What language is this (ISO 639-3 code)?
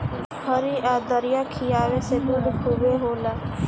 bho